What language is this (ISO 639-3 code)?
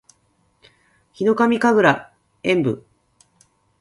jpn